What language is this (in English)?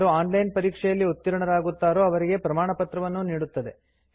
Kannada